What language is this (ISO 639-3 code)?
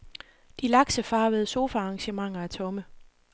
dan